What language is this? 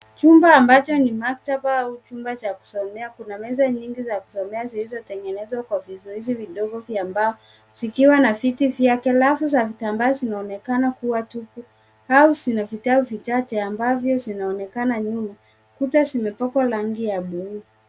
Swahili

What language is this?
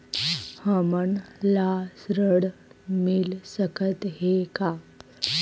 Chhattisgarhi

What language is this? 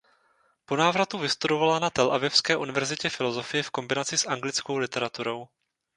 Czech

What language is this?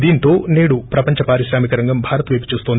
Telugu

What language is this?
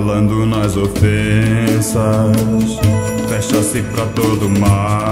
Romanian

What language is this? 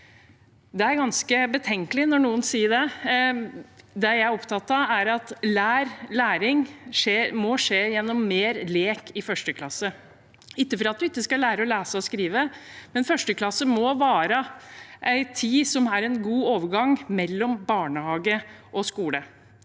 Norwegian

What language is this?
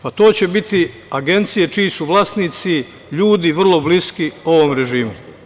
Serbian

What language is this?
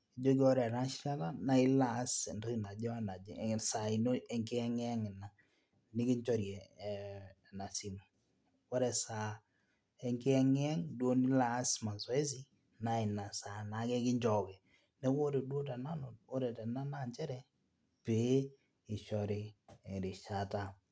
Masai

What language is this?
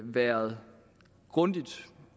Danish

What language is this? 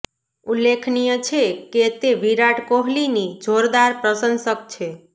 Gujarati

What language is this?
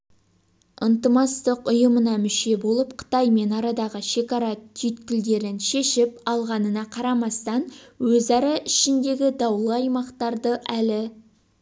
Kazakh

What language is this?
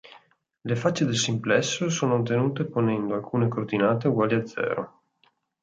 Italian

